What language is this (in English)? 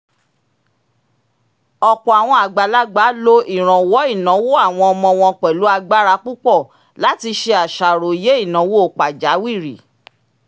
Yoruba